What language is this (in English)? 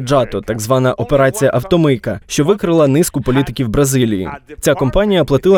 Ukrainian